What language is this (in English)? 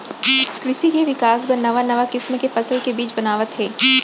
Chhattisgarhi